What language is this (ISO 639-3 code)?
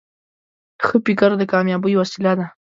pus